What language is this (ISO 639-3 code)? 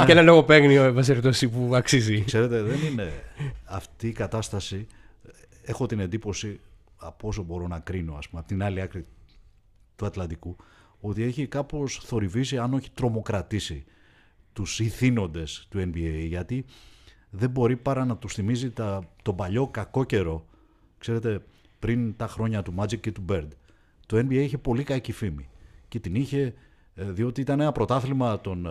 ell